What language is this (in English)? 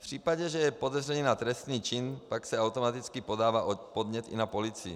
Czech